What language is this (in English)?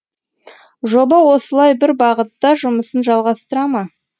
Kazakh